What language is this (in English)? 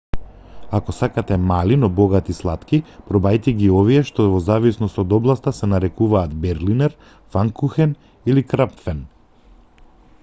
Macedonian